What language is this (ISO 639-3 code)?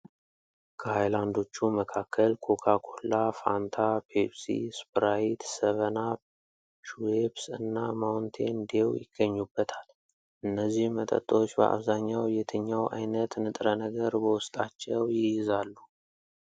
amh